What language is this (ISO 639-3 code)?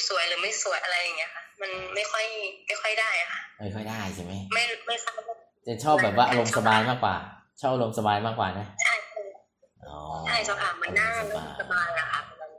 tha